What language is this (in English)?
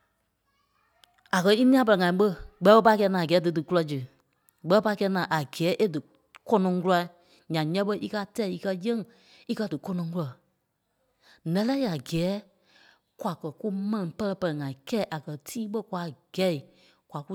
Kpelle